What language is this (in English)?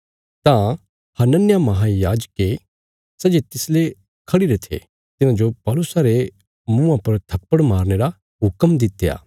Bilaspuri